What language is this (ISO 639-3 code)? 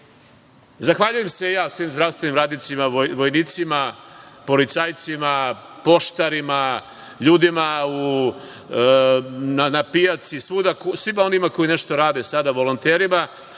srp